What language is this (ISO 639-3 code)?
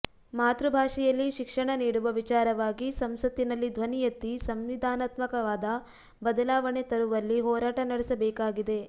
kan